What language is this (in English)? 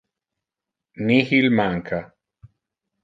Interlingua